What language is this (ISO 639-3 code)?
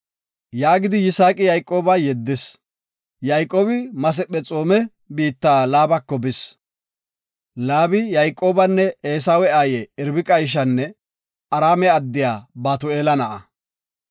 gof